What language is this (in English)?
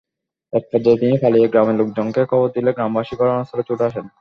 Bangla